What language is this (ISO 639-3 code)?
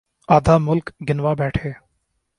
urd